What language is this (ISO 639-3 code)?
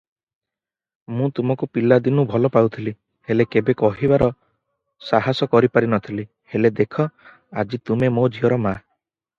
ori